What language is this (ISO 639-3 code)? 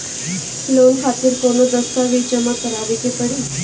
bho